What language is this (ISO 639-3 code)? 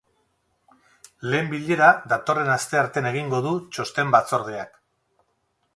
eus